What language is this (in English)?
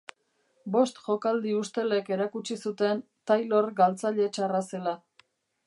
Basque